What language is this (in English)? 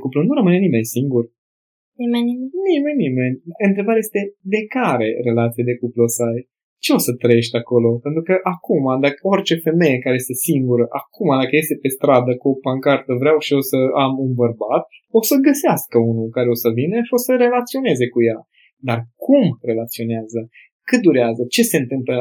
Romanian